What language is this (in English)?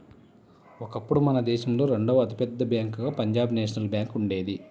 Telugu